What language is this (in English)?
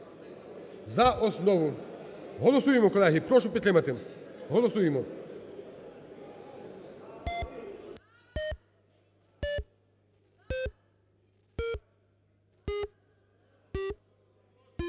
Ukrainian